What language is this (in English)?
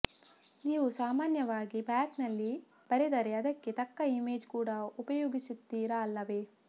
Kannada